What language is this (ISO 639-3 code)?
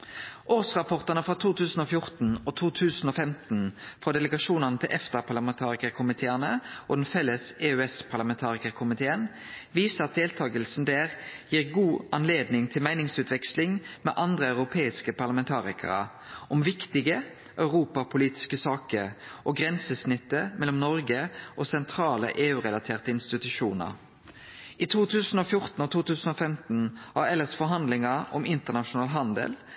nno